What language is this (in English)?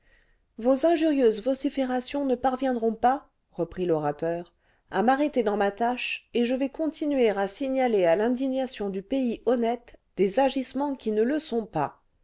French